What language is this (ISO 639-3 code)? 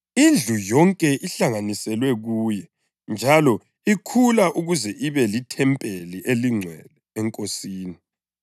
nde